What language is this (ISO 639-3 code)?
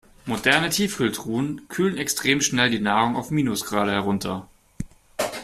deu